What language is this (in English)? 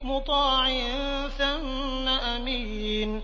Arabic